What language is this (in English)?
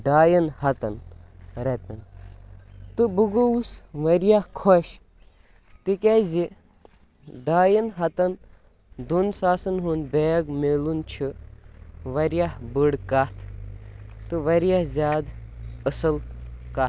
Kashmiri